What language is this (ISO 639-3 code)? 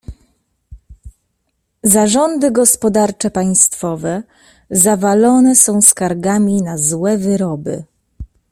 pol